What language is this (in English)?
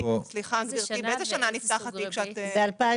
Hebrew